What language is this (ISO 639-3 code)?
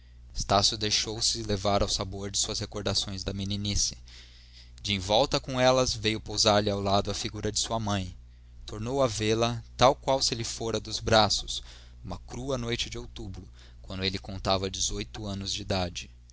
por